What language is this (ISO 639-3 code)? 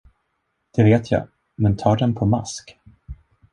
swe